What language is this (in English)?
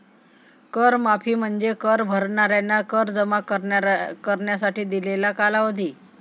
Marathi